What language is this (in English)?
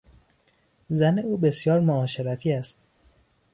Persian